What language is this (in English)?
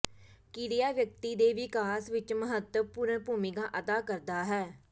Punjabi